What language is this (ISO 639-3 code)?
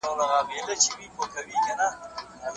pus